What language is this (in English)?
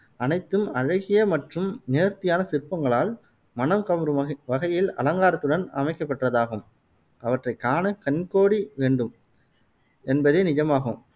Tamil